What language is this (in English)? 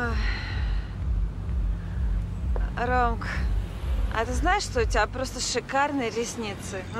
Russian